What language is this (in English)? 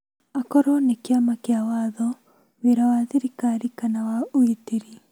Kikuyu